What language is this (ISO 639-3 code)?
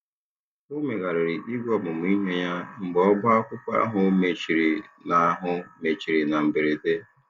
ibo